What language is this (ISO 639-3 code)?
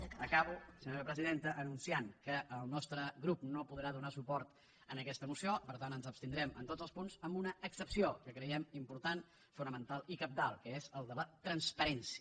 cat